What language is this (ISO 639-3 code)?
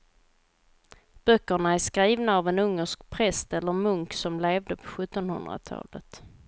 swe